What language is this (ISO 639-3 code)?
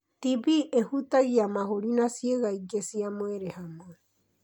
kik